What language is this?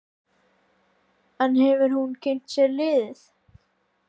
Icelandic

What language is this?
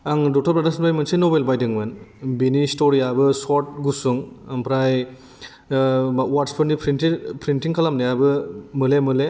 Bodo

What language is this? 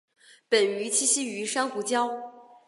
Chinese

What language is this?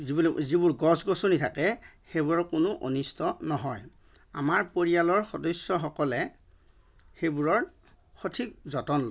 Assamese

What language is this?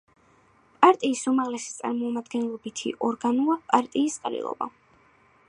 Georgian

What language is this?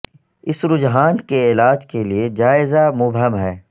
Urdu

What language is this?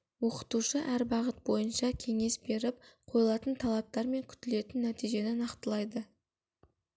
Kazakh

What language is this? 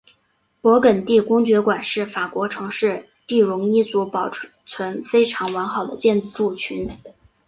Chinese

